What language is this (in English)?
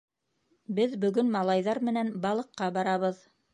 Bashkir